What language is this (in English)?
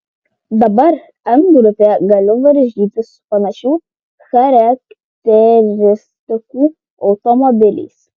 Lithuanian